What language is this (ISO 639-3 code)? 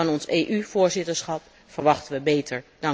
nld